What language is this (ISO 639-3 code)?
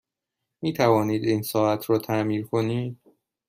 fas